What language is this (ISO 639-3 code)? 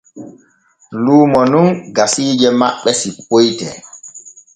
fue